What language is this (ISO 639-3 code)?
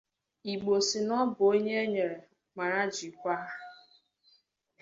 ibo